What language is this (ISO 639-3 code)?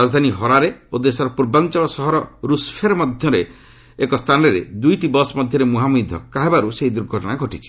ori